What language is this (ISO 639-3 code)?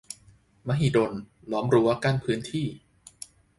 tha